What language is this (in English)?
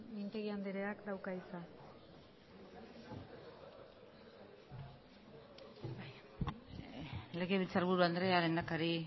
Basque